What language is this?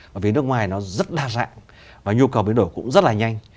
Vietnamese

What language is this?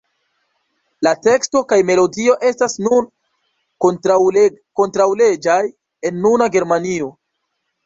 Esperanto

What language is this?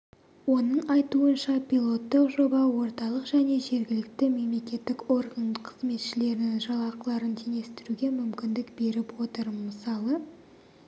Kazakh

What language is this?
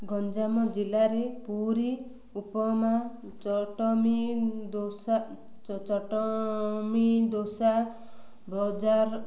Odia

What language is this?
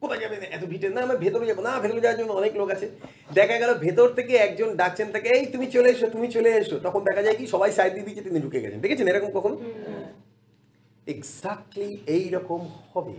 Bangla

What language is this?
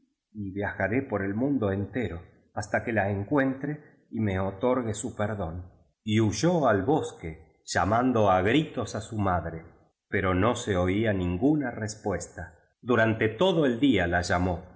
Spanish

